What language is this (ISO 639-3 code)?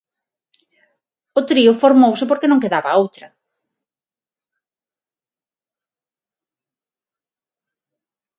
glg